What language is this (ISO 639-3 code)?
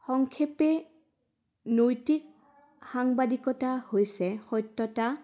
asm